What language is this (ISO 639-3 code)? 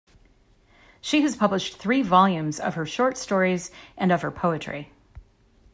eng